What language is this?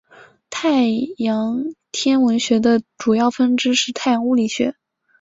Chinese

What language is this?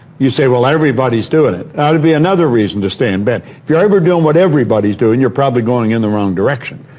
English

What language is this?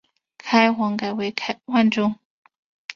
Chinese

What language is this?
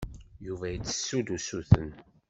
Kabyle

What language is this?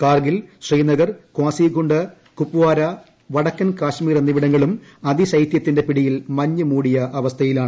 Malayalam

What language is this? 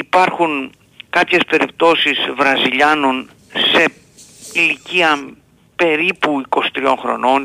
Greek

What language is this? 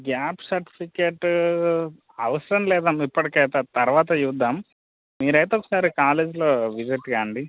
Telugu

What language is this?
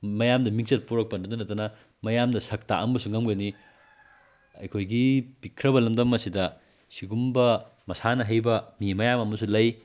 Manipuri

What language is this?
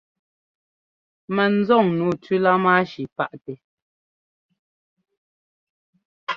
Ngomba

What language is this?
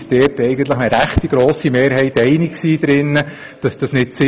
Swiss German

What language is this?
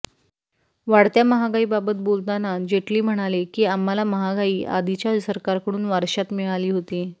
Marathi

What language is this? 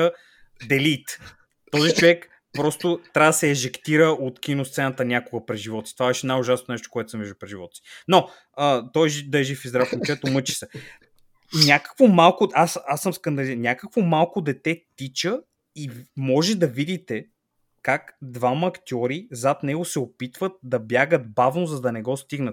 Bulgarian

